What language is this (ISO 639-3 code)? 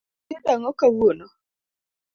luo